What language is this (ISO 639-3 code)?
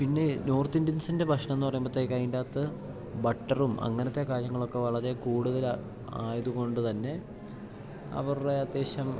mal